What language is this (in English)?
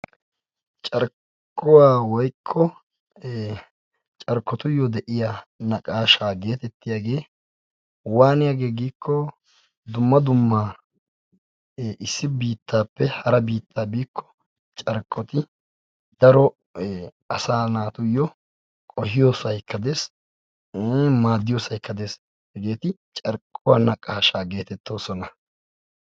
Wolaytta